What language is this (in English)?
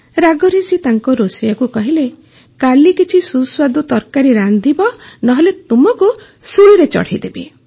Odia